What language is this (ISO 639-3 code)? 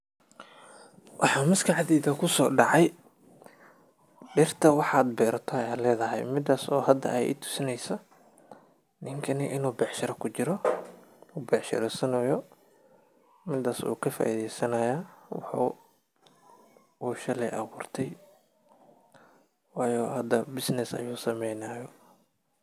som